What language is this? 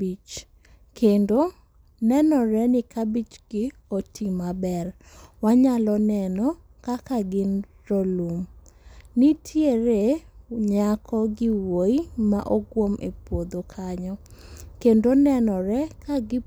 Luo (Kenya and Tanzania)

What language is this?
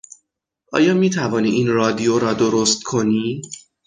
Persian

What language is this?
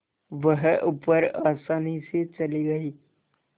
Hindi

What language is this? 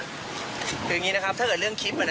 Thai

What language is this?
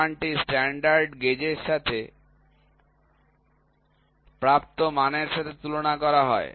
Bangla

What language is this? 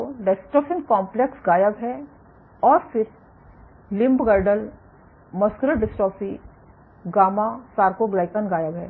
Hindi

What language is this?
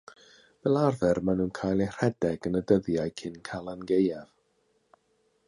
Welsh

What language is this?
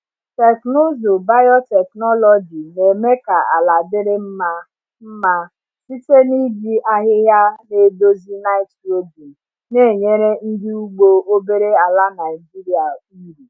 Igbo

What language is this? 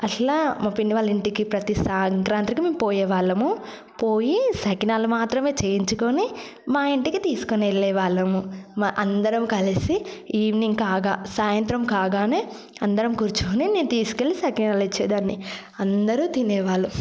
Telugu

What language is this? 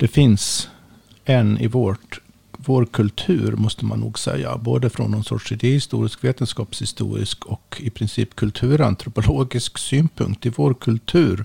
Swedish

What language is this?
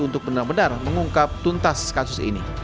Indonesian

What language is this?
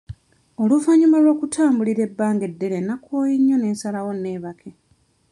Ganda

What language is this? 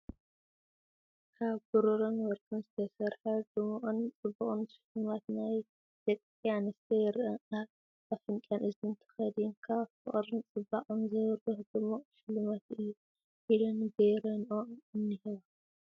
Tigrinya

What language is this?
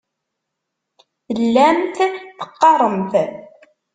Kabyle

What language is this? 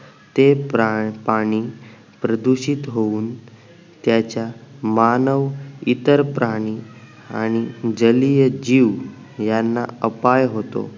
Marathi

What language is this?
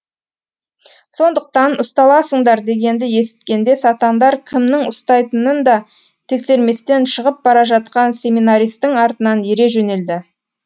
Kazakh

